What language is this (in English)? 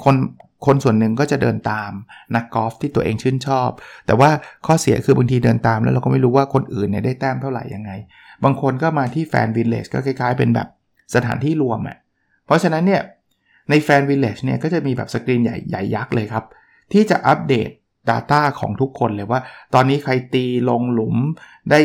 Thai